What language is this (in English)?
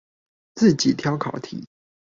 Chinese